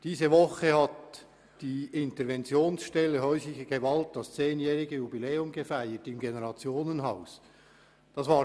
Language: Swiss German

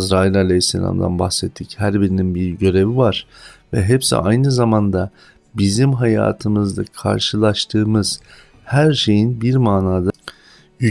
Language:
Turkish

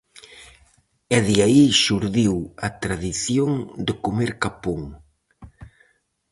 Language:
Galician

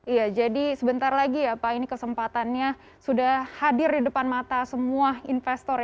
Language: Indonesian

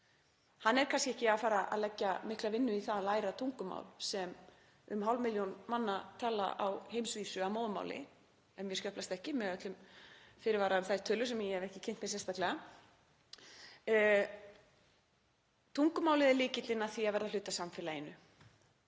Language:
Icelandic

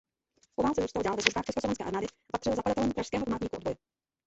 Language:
Czech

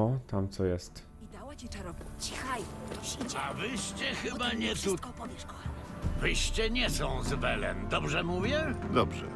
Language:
Polish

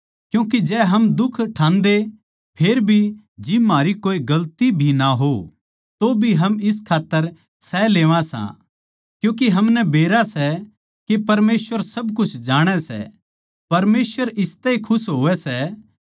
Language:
Haryanvi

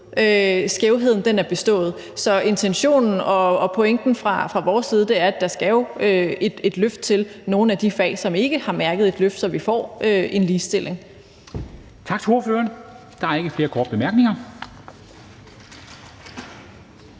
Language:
Danish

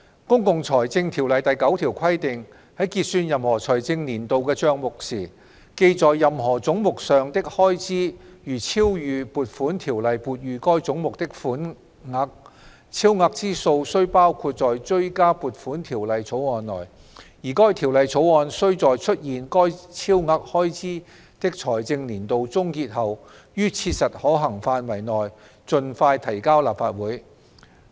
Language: Cantonese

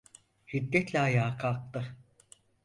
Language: Turkish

